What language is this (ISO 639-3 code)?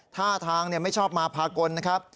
tha